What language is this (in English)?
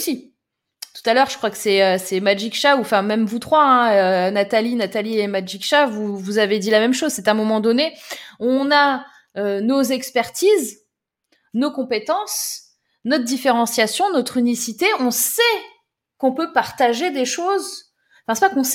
French